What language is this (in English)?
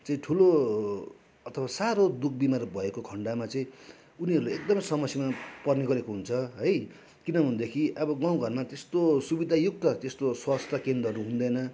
Nepali